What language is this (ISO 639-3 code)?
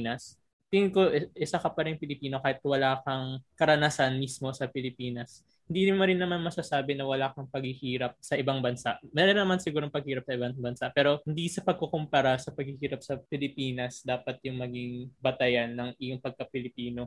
fil